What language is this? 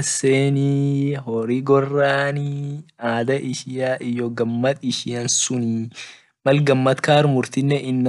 Orma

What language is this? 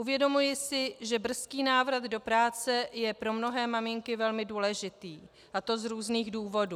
Czech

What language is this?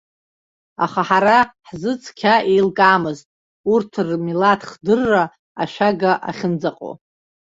Abkhazian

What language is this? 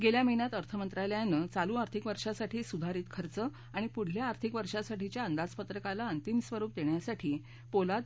Marathi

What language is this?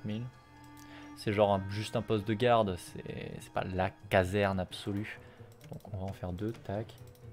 French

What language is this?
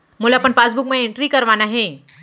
Chhattisgarhi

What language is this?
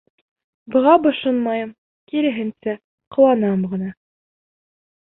Bashkir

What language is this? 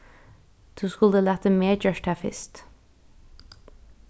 Faroese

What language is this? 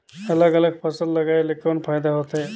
Chhattisgarhi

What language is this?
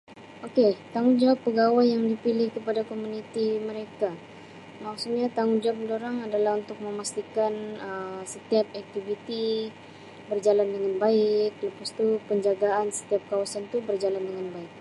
Sabah Malay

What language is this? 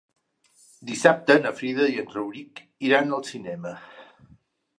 Catalan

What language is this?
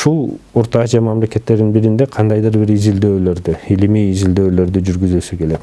Turkish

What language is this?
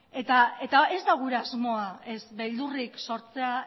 Basque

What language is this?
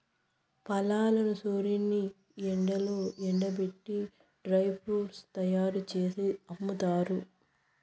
Telugu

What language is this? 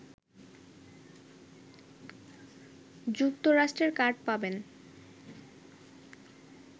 Bangla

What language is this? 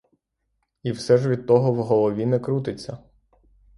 Ukrainian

